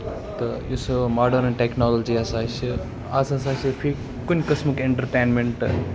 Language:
Kashmiri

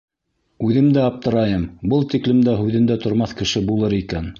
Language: Bashkir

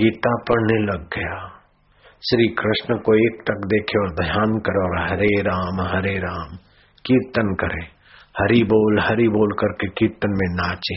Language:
Hindi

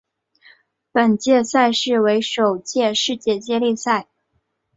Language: Chinese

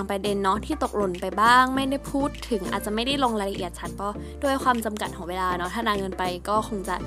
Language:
Thai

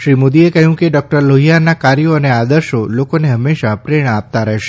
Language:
Gujarati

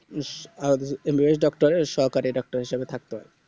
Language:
Bangla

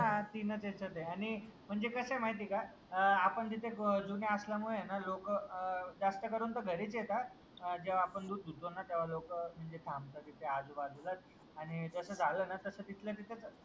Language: Marathi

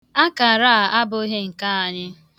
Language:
Igbo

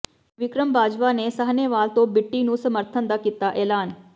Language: Punjabi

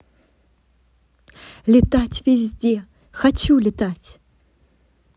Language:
Russian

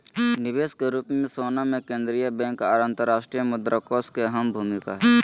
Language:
Magahi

